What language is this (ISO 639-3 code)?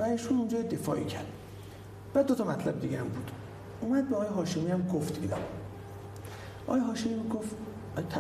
fas